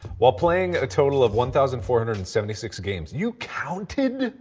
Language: English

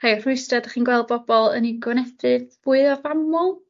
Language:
Welsh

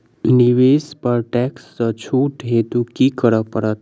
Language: Maithili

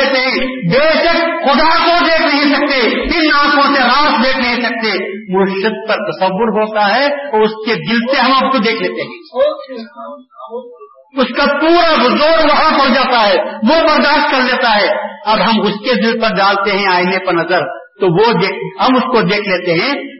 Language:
Urdu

